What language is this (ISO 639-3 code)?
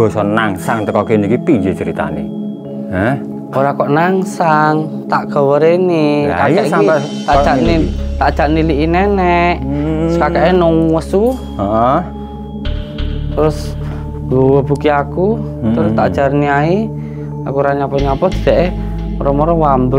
ind